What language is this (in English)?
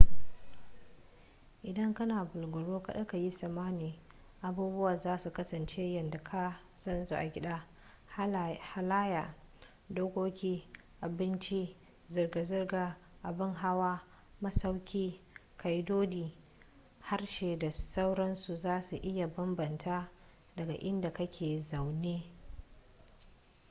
Hausa